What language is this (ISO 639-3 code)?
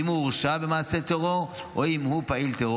heb